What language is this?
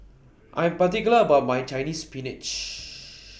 English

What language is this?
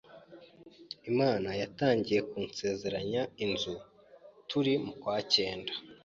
Kinyarwanda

